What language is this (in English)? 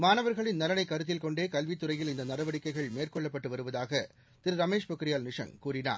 Tamil